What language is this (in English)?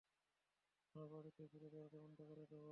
Bangla